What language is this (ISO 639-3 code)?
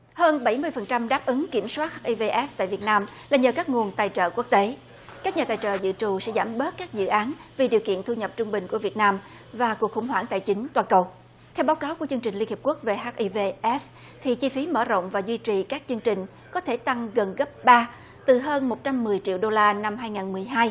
vie